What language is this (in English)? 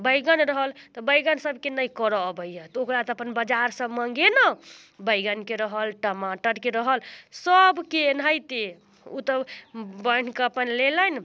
Maithili